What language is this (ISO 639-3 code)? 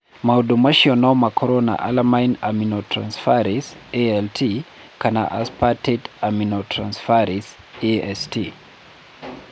kik